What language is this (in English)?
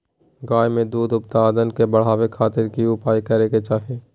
Magahi